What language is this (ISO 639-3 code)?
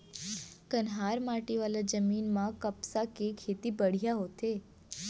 hne